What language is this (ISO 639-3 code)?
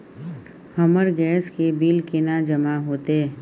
mai